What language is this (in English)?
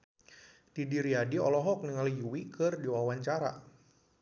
Sundanese